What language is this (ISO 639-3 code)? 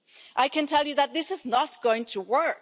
eng